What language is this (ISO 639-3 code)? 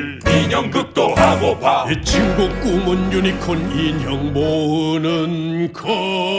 kor